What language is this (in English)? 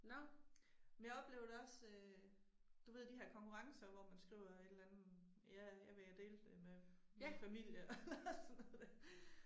Danish